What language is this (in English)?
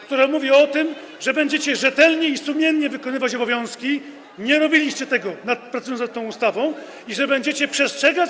Polish